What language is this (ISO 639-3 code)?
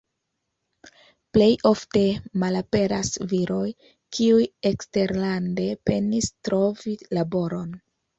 epo